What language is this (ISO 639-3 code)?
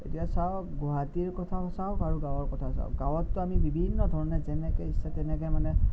asm